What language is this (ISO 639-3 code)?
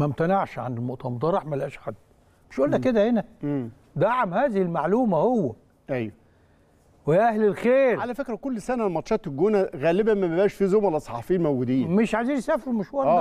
ara